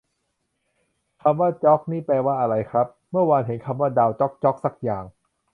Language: Thai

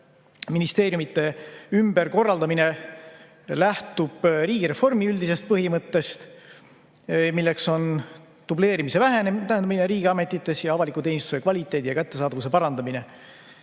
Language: Estonian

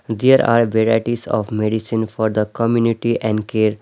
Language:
English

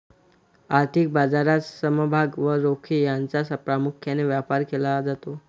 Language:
Marathi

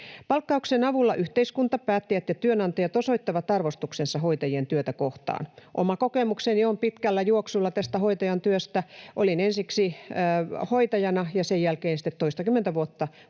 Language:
Finnish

